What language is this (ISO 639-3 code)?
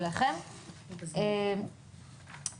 heb